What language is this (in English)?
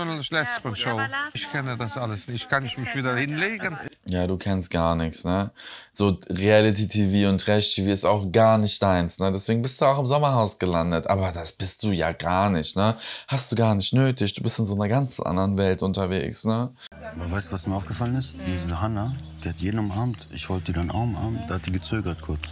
German